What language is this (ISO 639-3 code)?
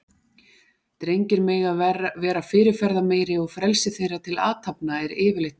isl